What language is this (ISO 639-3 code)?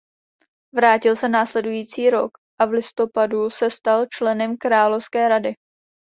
ces